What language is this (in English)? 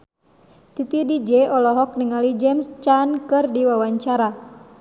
Sundanese